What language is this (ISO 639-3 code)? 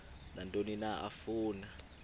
xho